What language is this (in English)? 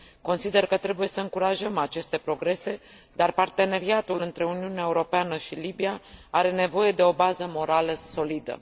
Romanian